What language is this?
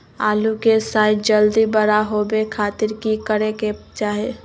Magahi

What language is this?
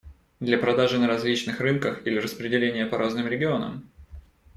Russian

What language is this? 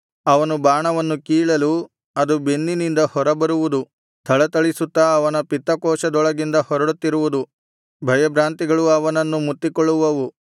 Kannada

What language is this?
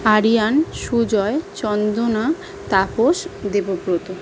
Bangla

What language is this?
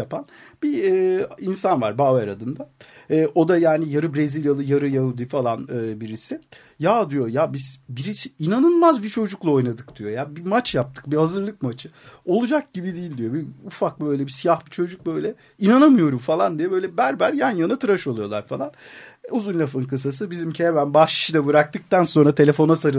Turkish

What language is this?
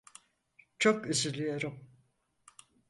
Turkish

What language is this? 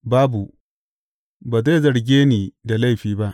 Hausa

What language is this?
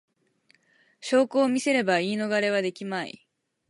Japanese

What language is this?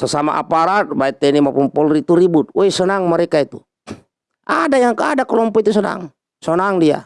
Indonesian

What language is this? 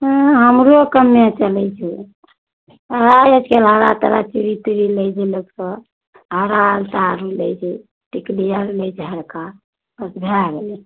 Maithili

